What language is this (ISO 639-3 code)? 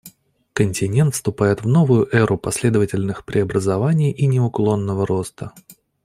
rus